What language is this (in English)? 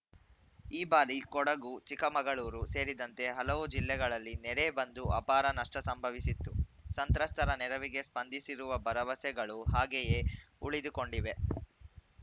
Kannada